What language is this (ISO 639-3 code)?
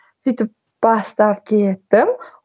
kaz